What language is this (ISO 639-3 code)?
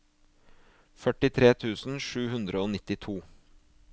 nor